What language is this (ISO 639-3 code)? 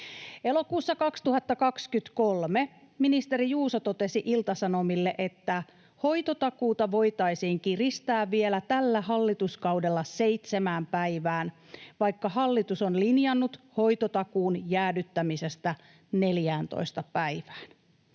fin